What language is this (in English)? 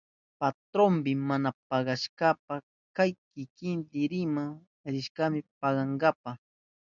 Southern Pastaza Quechua